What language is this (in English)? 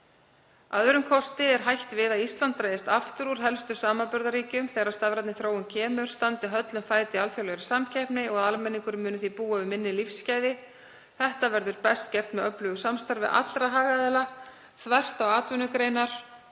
Icelandic